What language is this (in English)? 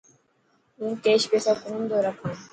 Dhatki